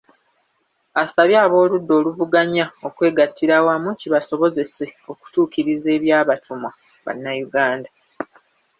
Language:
Ganda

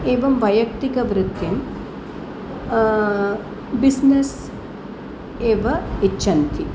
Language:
Sanskrit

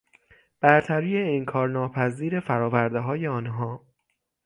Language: Persian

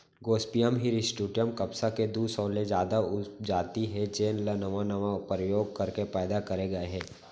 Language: Chhattisgarhi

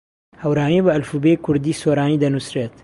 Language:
Central Kurdish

